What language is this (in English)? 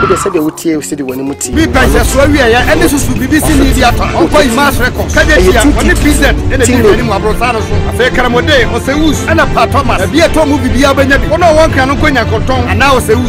English